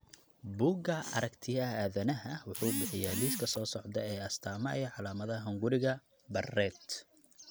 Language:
Somali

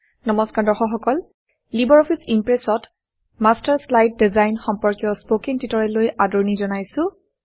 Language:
Assamese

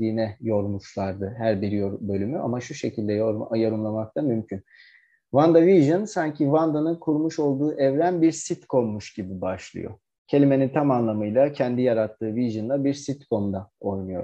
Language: Turkish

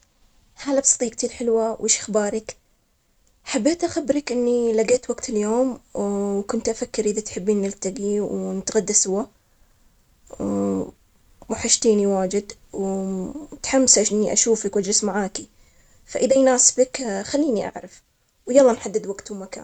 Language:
Omani Arabic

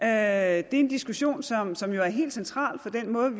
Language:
Danish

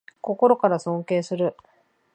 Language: Japanese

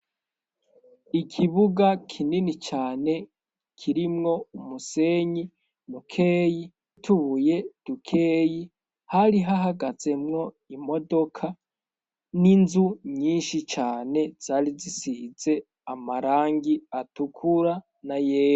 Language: Rundi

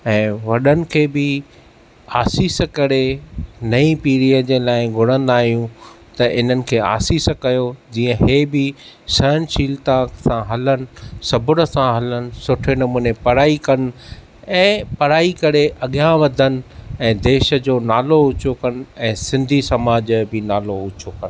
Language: Sindhi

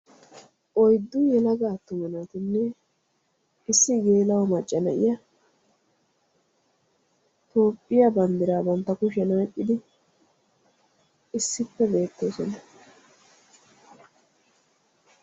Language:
Wolaytta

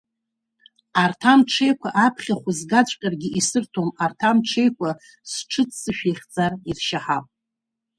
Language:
Abkhazian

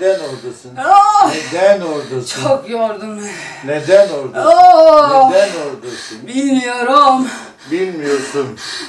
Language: Turkish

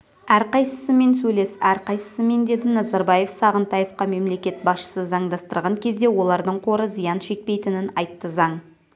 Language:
Kazakh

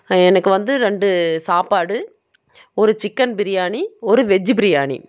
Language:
Tamil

